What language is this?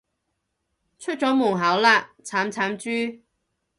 Cantonese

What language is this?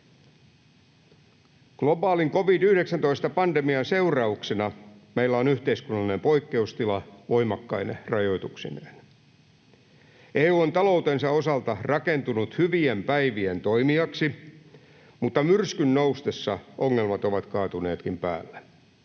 Finnish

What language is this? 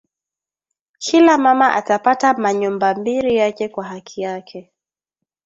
Swahili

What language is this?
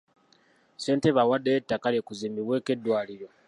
Ganda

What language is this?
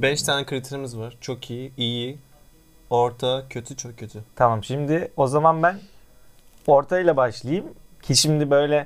Turkish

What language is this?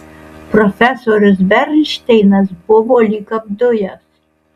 Lithuanian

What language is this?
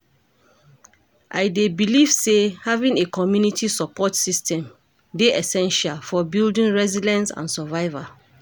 Nigerian Pidgin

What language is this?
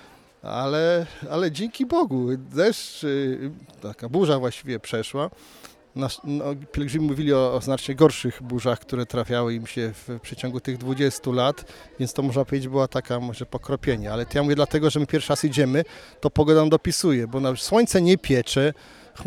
Polish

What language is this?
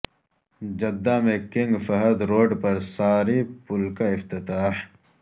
Urdu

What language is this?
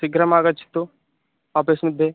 Sanskrit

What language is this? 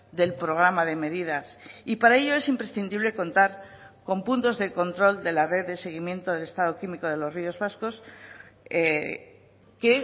Spanish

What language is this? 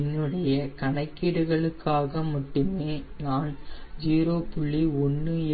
Tamil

